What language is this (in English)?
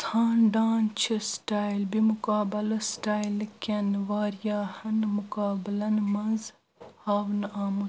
Kashmiri